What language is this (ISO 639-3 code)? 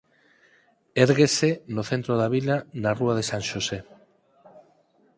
glg